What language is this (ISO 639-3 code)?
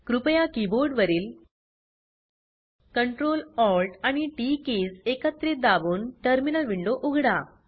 mar